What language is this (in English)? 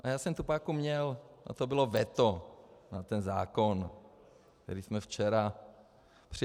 Czech